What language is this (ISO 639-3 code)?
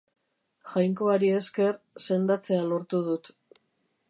eus